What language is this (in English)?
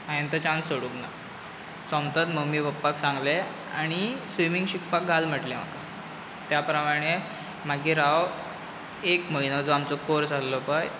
Konkani